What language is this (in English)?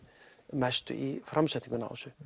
Icelandic